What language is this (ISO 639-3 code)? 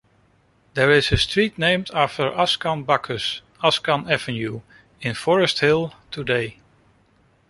eng